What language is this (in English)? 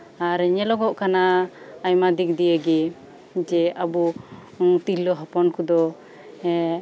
Santali